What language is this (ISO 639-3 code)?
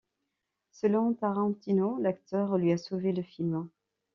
fra